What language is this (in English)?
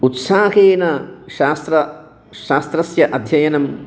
Sanskrit